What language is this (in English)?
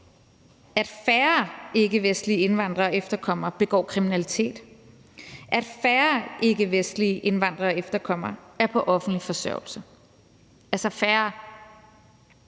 Danish